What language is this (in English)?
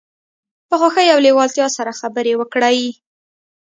Pashto